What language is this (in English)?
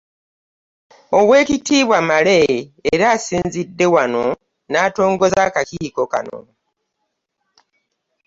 Ganda